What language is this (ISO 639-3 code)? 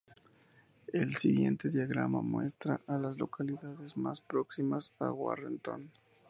spa